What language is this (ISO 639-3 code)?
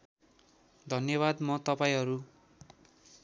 nep